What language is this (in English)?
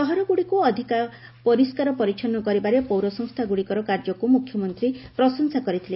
Odia